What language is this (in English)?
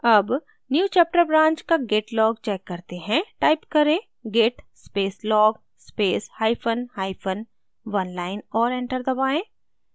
Hindi